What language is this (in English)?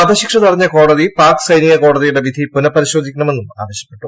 Malayalam